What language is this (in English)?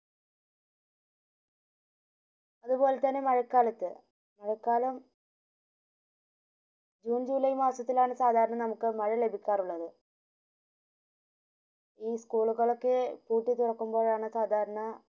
Malayalam